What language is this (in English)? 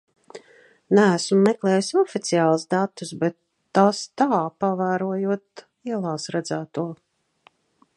Latvian